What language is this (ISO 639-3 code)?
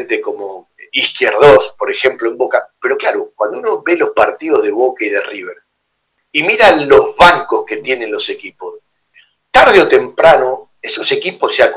spa